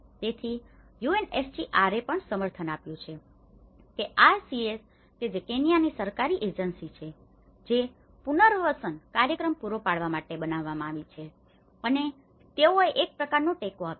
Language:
Gujarati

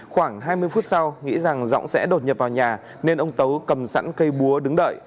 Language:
Vietnamese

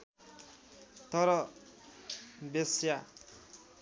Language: Nepali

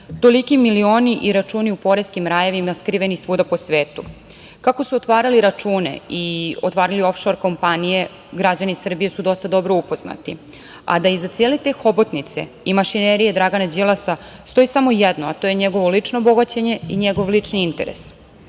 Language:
Serbian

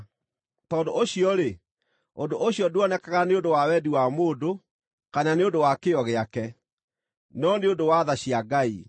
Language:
Kikuyu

